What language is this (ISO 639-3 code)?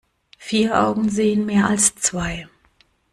deu